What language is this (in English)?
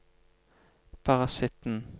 Norwegian